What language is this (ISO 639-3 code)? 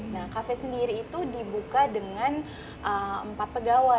ind